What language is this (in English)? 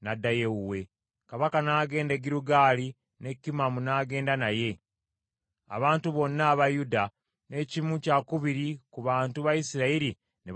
Ganda